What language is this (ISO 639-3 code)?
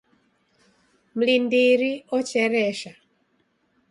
dav